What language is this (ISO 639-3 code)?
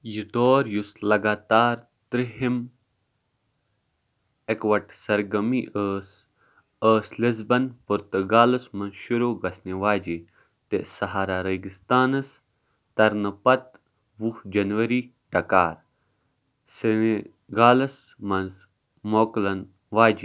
kas